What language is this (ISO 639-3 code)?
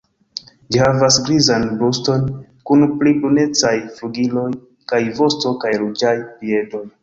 epo